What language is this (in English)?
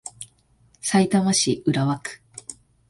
Japanese